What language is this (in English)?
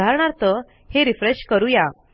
Marathi